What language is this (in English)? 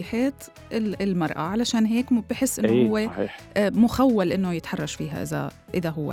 Arabic